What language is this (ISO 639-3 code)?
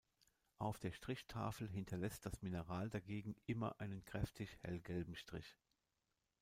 deu